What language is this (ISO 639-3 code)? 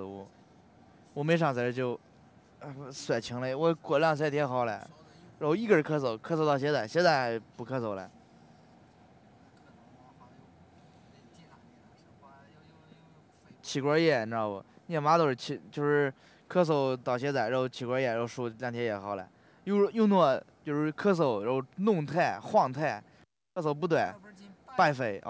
zho